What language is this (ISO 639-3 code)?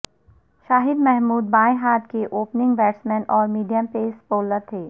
urd